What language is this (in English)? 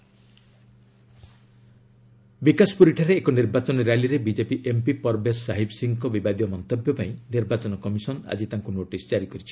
Odia